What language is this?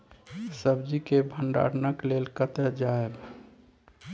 Maithili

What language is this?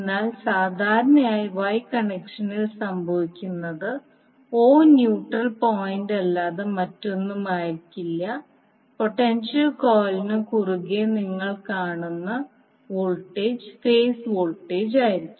Malayalam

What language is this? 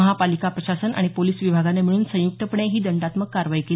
Marathi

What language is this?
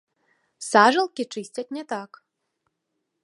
Belarusian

